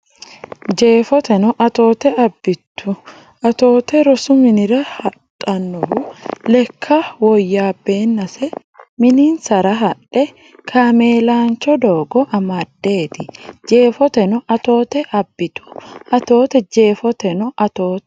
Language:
Sidamo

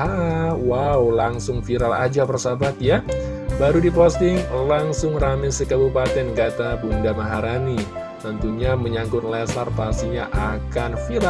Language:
Indonesian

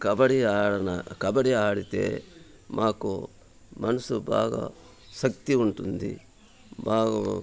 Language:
Telugu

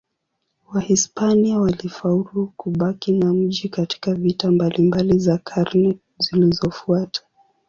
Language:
Swahili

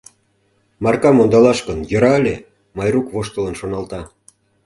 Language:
Mari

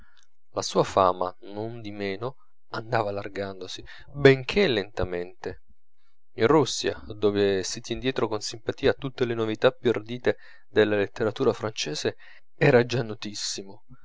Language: Italian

